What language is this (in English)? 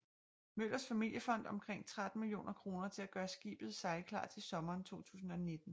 Danish